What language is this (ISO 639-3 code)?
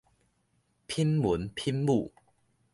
nan